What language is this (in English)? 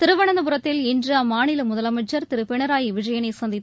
Tamil